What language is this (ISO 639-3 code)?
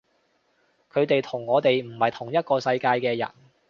yue